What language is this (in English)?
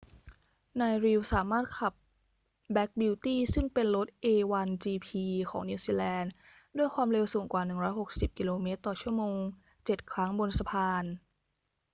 Thai